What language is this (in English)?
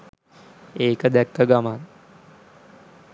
Sinhala